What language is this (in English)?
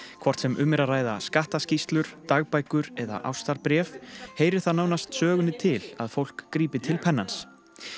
Icelandic